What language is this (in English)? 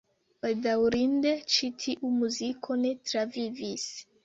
Esperanto